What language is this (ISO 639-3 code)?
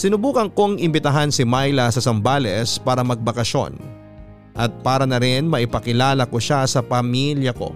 fil